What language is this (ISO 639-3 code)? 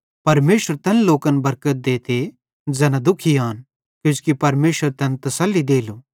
bhd